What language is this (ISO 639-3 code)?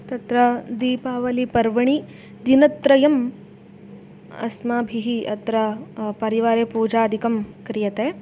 san